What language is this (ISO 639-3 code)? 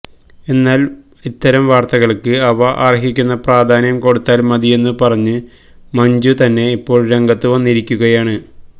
mal